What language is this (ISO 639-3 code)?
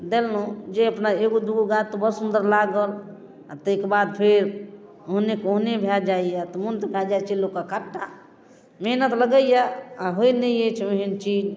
mai